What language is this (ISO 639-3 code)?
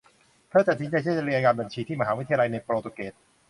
tha